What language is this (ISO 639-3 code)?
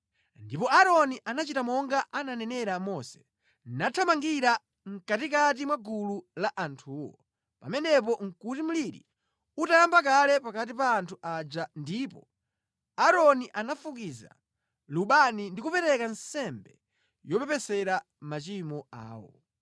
nya